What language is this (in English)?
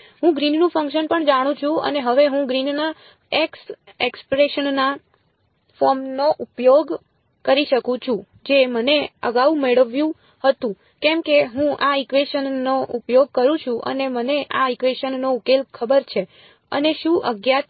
Gujarati